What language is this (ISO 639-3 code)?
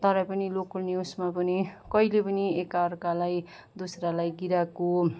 nep